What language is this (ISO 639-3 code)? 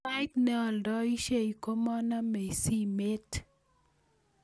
kln